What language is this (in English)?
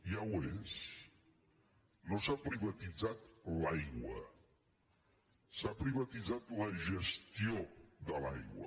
Catalan